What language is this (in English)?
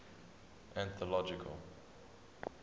English